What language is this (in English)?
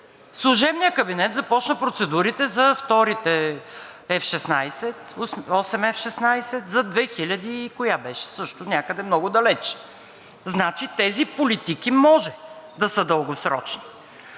Bulgarian